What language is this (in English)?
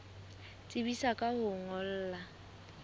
Southern Sotho